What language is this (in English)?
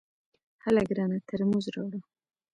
Pashto